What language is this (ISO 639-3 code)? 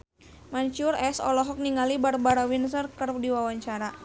sun